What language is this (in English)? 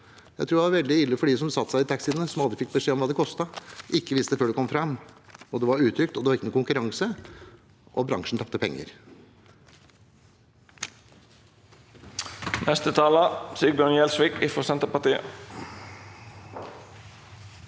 Norwegian